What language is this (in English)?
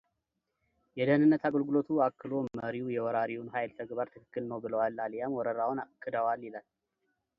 Amharic